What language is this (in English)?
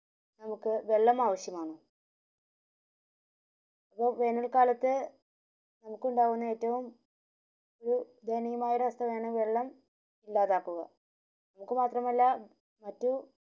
Malayalam